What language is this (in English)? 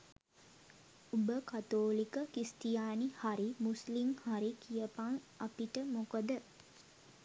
Sinhala